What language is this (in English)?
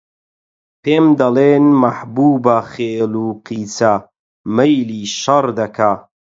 Central Kurdish